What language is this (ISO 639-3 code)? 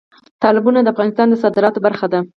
pus